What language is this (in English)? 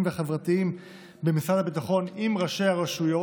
Hebrew